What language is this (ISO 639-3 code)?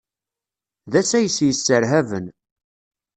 kab